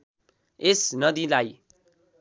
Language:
Nepali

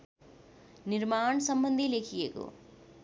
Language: Nepali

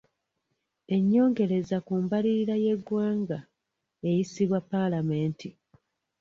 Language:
Ganda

